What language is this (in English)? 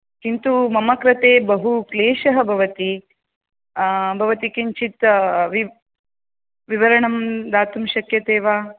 Sanskrit